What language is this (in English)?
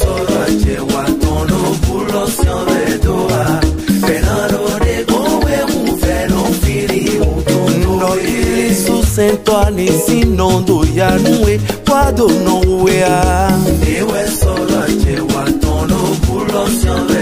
Romanian